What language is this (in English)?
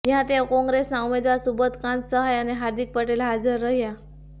Gujarati